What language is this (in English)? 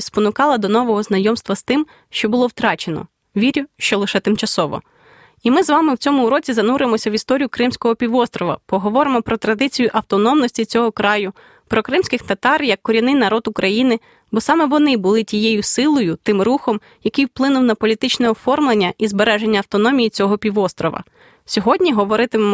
Ukrainian